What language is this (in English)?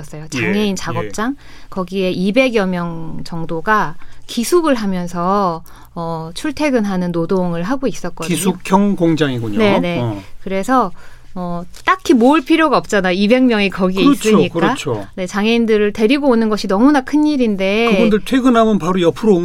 Korean